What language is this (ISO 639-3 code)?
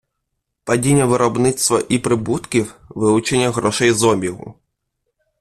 ukr